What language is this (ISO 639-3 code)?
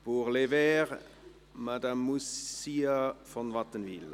gsw